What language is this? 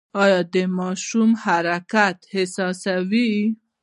Pashto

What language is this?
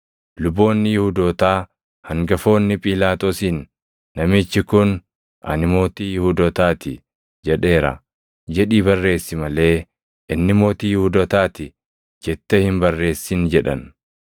Oromo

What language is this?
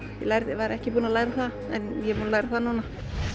Icelandic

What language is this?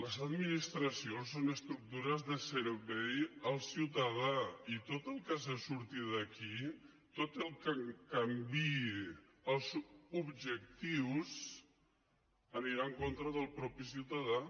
Catalan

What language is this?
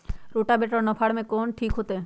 Magahi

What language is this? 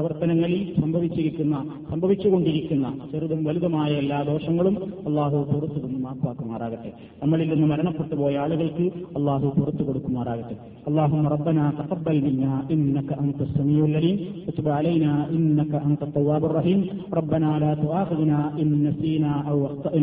Malayalam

